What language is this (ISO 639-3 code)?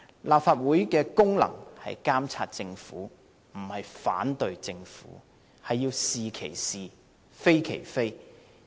yue